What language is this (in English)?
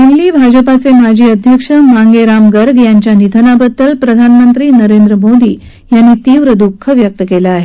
Marathi